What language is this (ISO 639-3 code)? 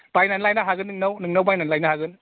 brx